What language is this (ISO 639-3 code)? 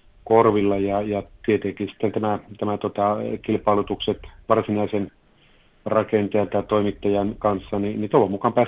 fin